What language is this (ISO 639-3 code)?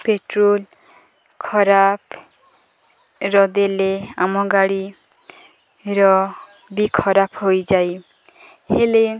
ori